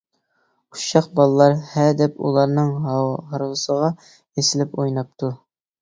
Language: Uyghur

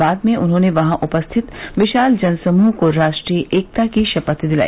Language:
Hindi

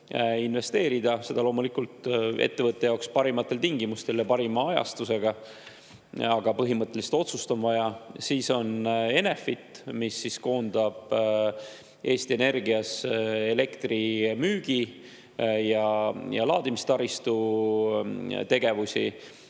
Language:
Estonian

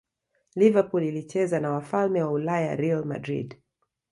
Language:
Swahili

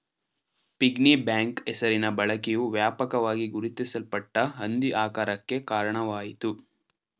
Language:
Kannada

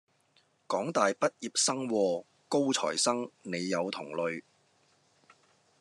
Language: Cantonese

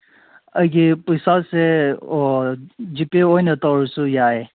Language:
Manipuri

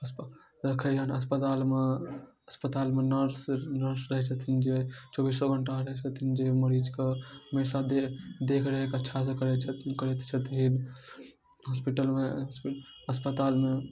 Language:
Maithili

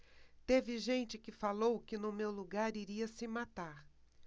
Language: Portuguese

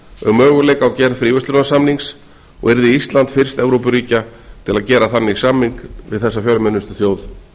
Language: Icelandic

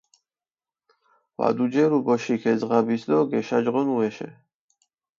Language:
Mingrelian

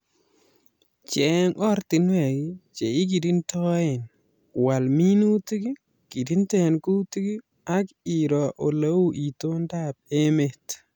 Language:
Kalenjin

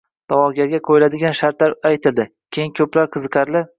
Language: Uzbek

